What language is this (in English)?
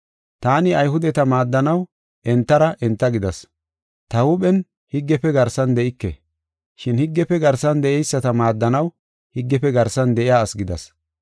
Gofa